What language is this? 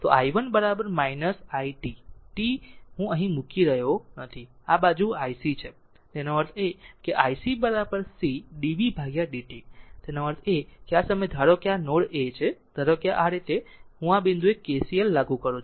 Gujarati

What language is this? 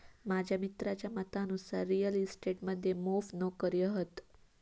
Marathi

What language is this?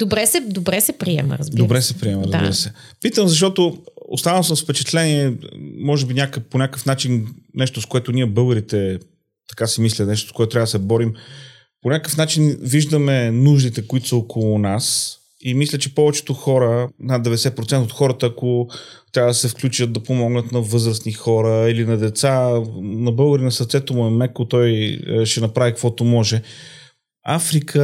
Bulgarian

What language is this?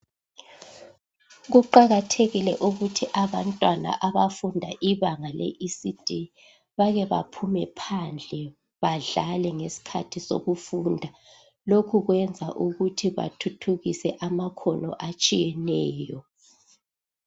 North Ndebele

